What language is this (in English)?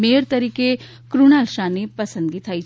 Gujarati